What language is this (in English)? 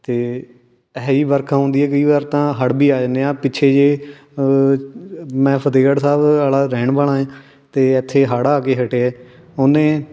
Punjabi